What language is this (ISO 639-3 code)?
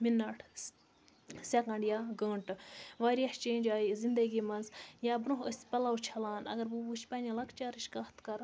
kas